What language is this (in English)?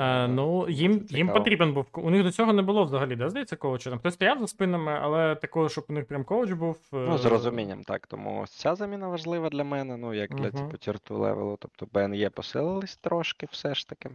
Ukrainian